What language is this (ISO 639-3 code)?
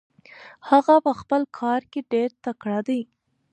pus